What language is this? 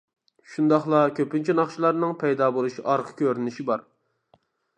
Uyghur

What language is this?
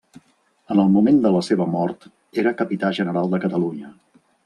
Catalan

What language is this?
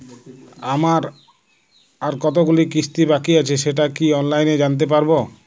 Bangla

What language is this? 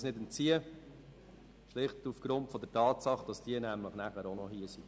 Swiss German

